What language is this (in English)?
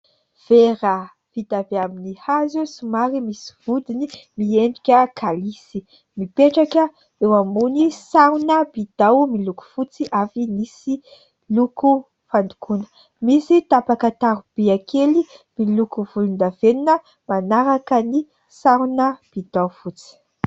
Malagasy